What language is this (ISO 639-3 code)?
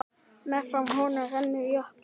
isl